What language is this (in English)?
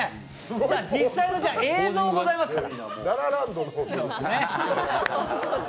Japanese